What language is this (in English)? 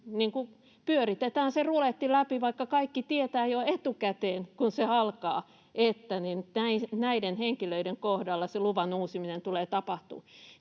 Finnish